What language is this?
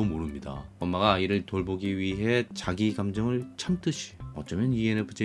Korean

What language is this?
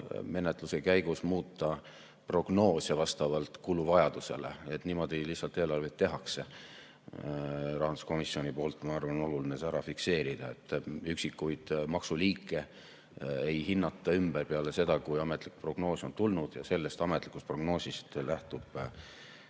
Estonian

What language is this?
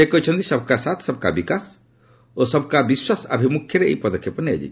Odia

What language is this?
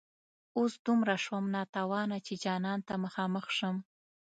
Pashto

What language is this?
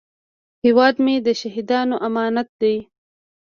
Pashto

